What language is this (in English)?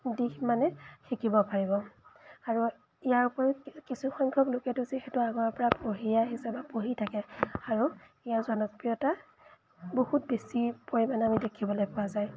Assamese